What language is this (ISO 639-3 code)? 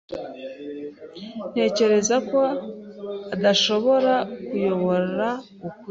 kin